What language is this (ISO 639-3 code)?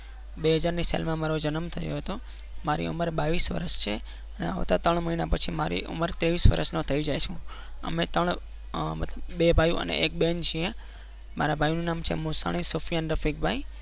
guj